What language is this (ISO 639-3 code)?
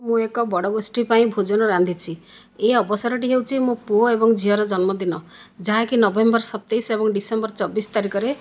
ori